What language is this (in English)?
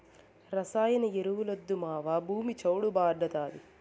Telugu